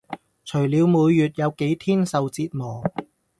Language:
Cantonese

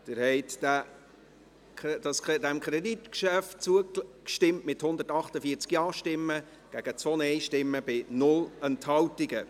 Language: Swiss German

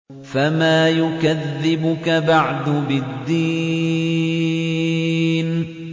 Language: Arabic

